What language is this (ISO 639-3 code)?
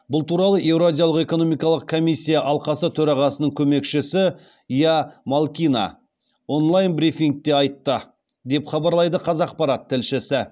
kaz